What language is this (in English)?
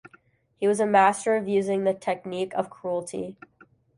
English